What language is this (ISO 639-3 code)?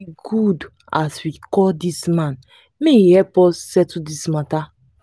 pcm